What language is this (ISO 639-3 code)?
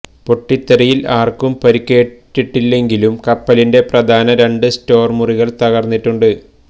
mal